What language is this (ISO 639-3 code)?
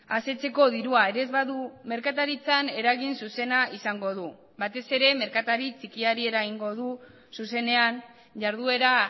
eus